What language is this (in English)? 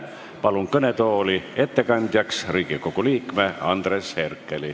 Estonian